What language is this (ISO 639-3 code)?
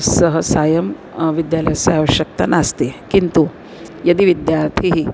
san